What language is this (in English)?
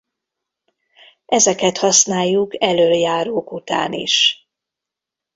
Hungarian